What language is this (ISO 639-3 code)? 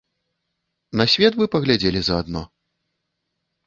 bel